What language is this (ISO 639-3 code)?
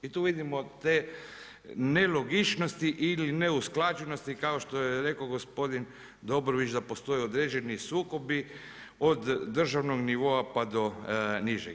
hrv